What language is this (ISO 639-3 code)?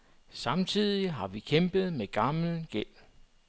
dan